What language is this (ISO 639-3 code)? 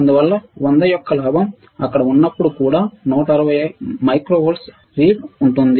tel